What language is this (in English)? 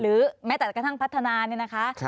Thai